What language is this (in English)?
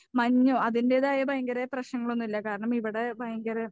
Malayalam